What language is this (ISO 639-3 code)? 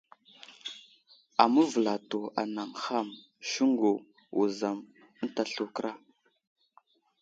udl